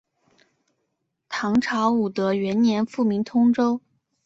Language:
Chinese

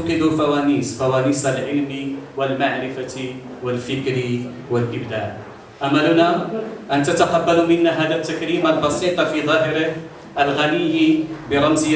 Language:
Arabic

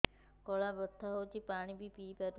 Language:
Odia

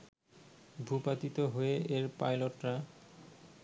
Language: Bangla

